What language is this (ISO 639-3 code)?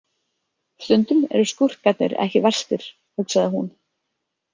isl